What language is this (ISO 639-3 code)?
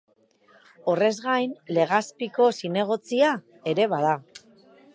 eus